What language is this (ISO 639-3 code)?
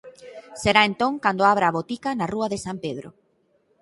glg